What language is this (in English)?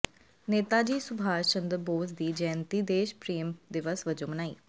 Punjabi